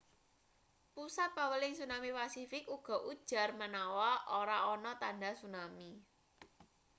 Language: Javanese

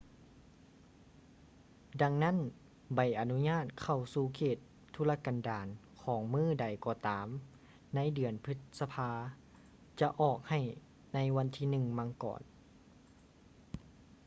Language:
Lao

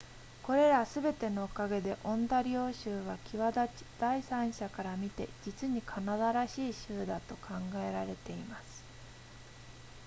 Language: Japanese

